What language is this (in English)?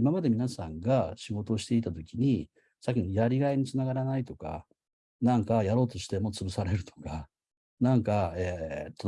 Japanese